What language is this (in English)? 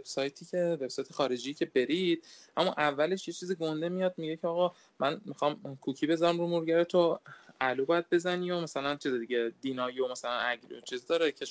Persian